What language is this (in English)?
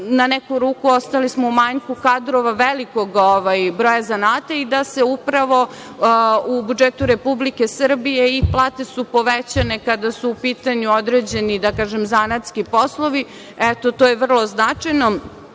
Serbian